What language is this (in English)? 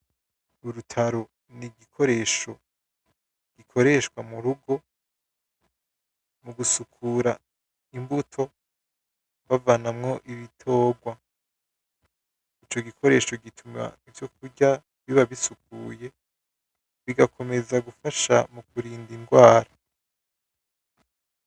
Rundi